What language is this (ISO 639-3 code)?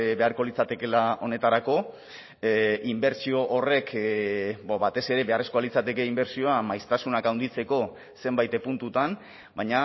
eus